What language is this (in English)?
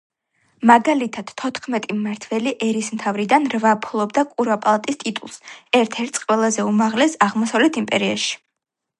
Georgian